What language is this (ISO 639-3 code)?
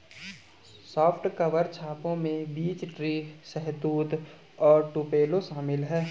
hin